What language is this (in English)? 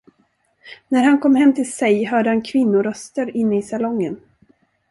Swedish